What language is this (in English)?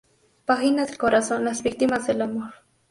Spanish